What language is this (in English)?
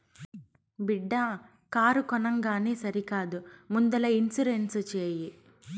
Telugu